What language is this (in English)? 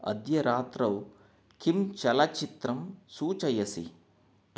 Sanskrit